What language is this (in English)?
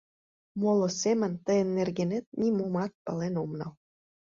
Mari